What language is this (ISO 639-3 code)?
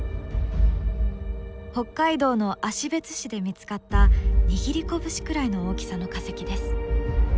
jpn